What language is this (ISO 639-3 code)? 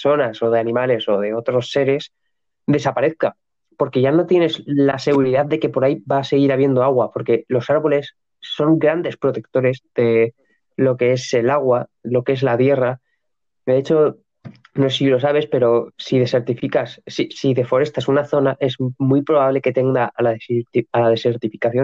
spa